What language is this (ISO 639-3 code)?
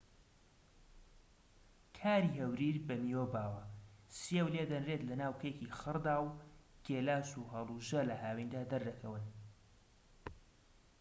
ckb